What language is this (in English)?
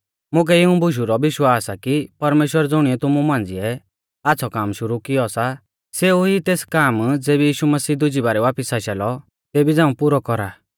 Mahasu Pahari